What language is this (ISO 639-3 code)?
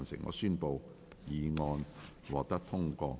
yue